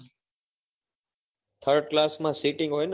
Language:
Gujarati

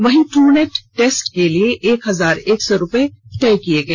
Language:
Hindi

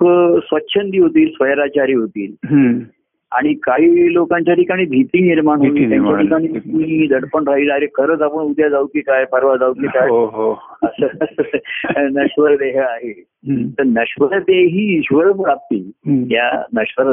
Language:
Marathi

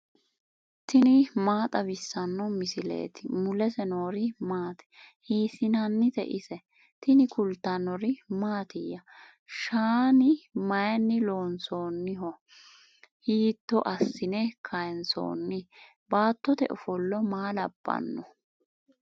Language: Sidamo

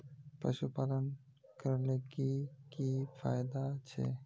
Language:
Magahi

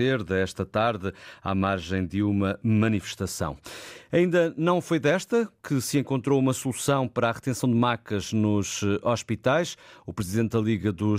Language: Portuguese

